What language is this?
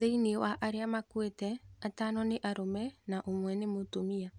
Kikuyu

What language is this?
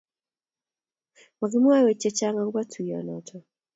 Kalenjin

